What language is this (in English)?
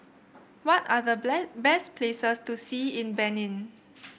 English